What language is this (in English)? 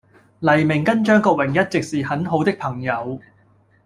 Cantonese